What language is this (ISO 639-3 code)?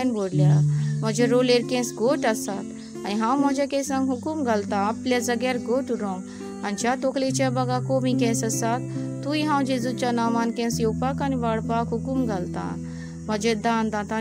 ron